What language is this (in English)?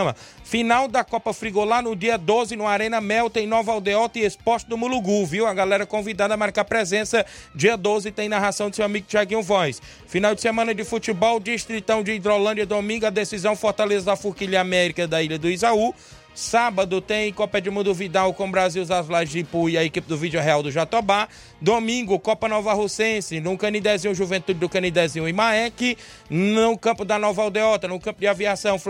Portuguese